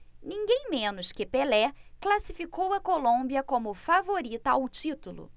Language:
Portuguese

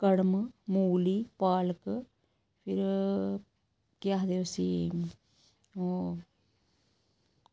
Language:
Dogri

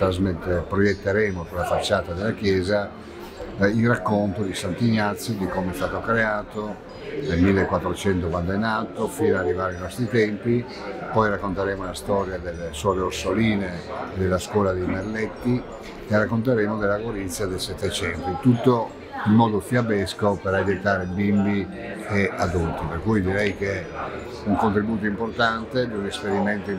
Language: Italian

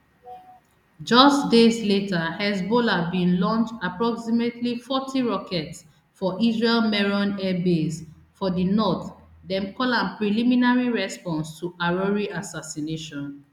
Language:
Nigerian Pidgin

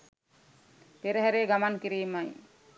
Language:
Sinhala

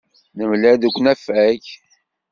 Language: Kabyle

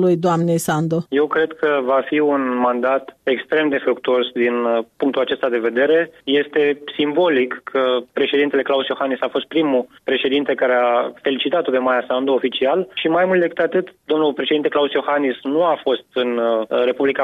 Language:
Romanian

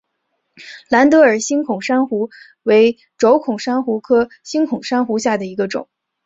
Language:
Chinese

